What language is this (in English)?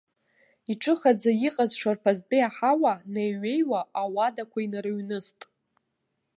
Abkhazian